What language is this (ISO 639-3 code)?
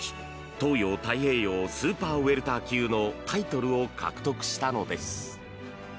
jpn